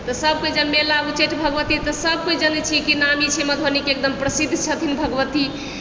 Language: Maithili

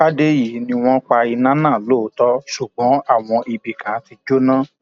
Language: Yoruba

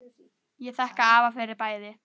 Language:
Icelandic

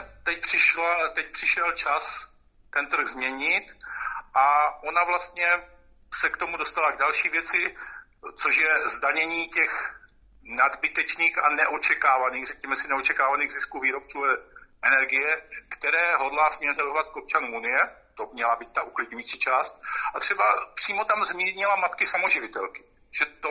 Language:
Czech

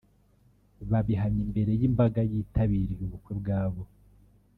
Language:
Kinyarwanda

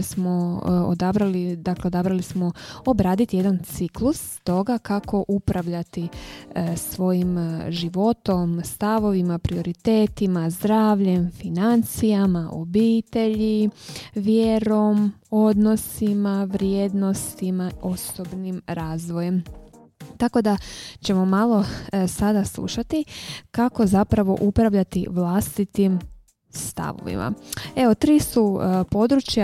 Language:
Croatian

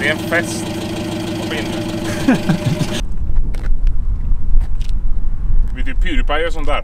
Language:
Swedish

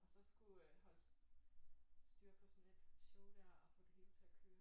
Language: Danish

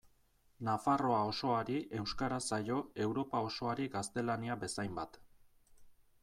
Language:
Basque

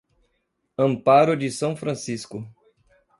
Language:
Portuguese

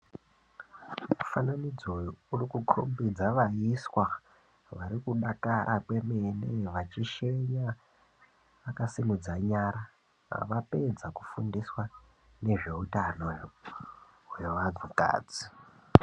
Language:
Ndau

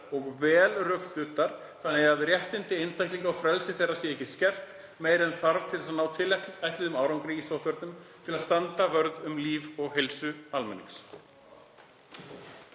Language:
Icelandic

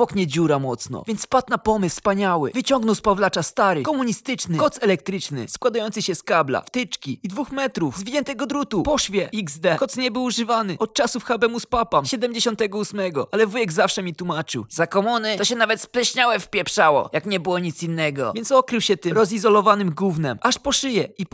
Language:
Polish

